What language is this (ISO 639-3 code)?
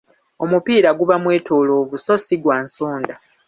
lug